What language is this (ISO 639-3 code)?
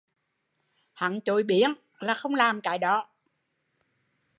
vie